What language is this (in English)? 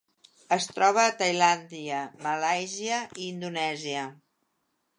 Catalan